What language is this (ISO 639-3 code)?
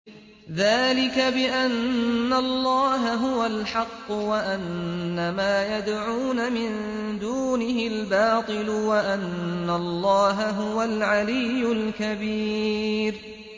ara